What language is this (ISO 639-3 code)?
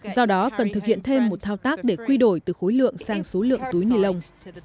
vie